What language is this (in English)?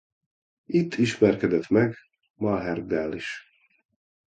Hungarian